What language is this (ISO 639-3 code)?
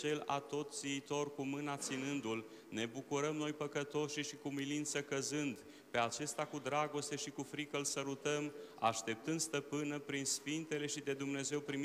ron